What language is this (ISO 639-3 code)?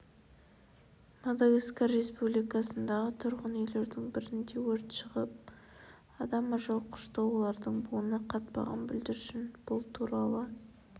kaz